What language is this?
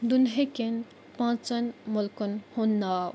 Kashmiri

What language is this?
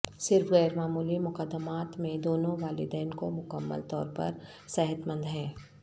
Urdu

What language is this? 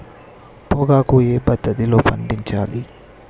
Telugu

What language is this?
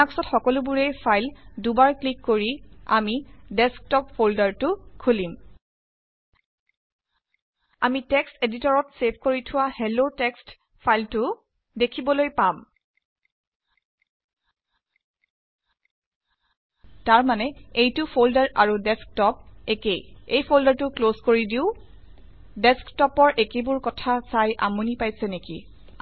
Assamese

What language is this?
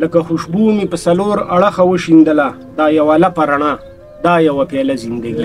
Arabic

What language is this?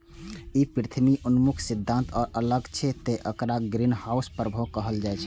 Maithili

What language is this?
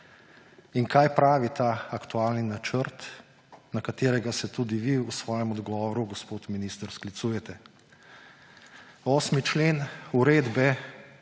Slovenian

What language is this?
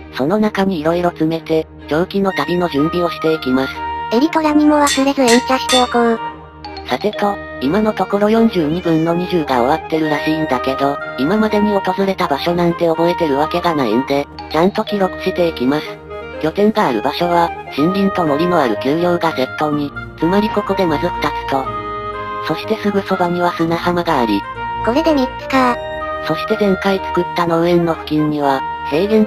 Japanese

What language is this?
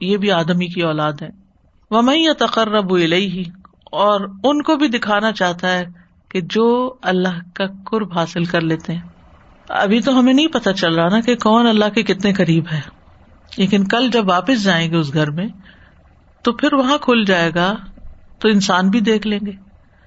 Urdu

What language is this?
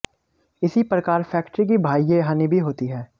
Hindi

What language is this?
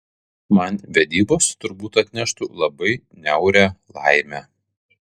Lithuanian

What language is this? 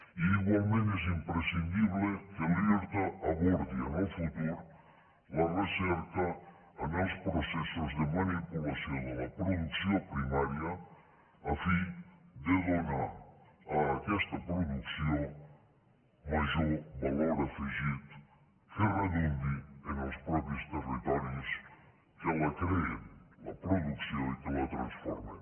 Catalan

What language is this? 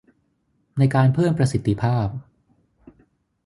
Thai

